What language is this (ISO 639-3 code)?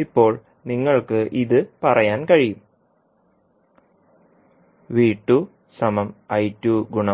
mal